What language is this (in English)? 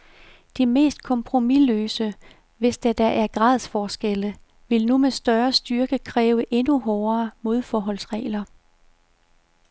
Danish